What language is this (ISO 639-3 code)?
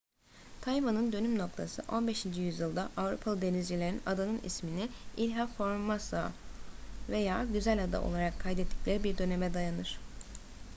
tur